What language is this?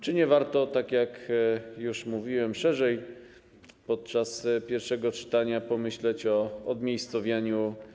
Polish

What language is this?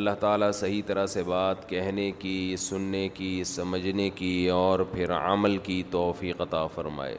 Urdu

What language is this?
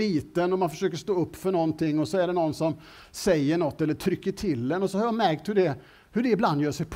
Swedish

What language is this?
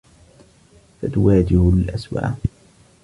Arabic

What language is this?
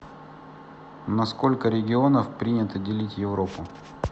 Russian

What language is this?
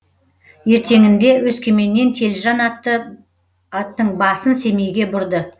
Kazakh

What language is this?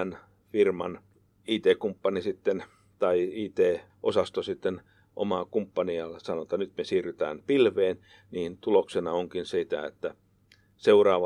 Finnish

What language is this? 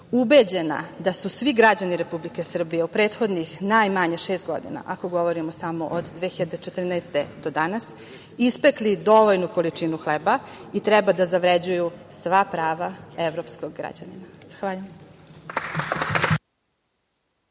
Serbian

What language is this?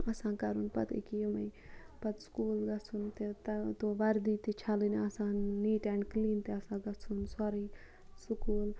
Kashmiri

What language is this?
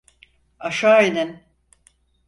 Turkish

